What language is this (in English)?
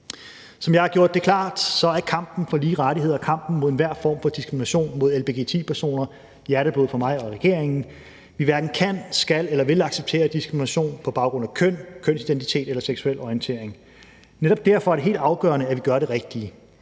Danish